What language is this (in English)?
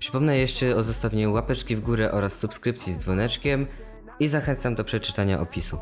Polish